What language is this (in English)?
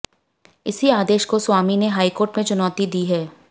Hindi